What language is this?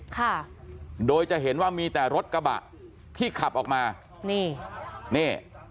Thai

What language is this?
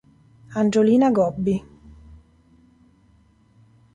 Italian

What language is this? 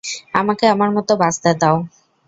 Bangla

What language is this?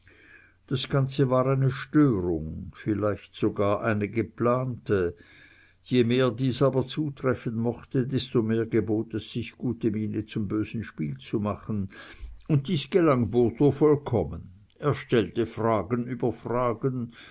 German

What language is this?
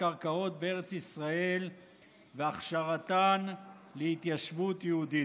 Hebrew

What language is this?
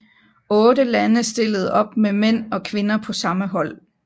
Danish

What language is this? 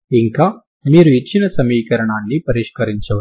Telugu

